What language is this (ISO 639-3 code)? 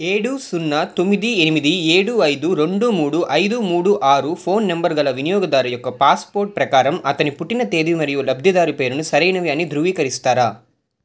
tel